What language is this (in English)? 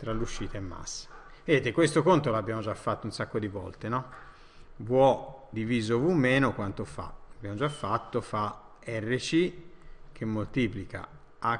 Italian